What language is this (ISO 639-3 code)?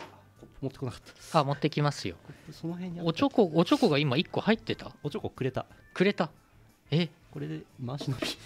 jpn